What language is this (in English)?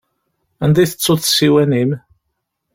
Kabyle